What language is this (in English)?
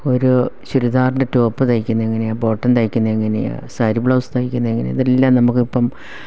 Malayalam